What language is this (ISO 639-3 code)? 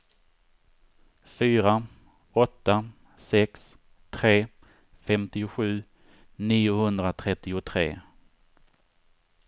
swe